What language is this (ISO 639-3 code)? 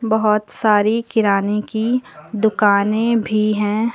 hin